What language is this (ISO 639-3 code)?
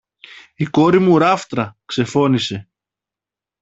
ell